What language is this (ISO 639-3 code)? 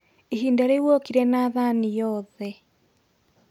kik